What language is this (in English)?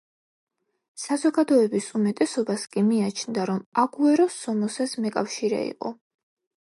Georgian